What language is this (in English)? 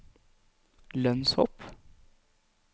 Norwegian